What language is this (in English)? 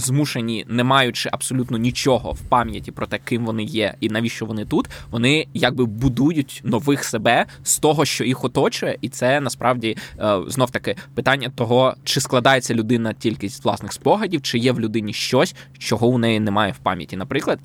Ukrainian